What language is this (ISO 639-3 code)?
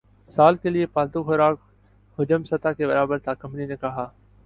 urd